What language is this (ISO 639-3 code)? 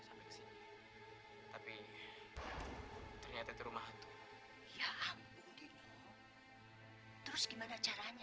ind